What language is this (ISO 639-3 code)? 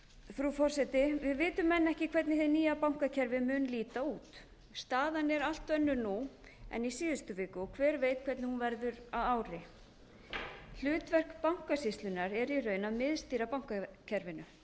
isl